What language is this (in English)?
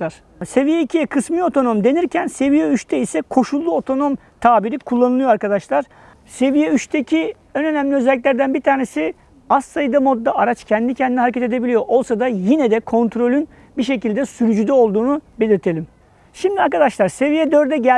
Turkish